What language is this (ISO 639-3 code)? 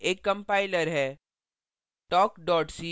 hin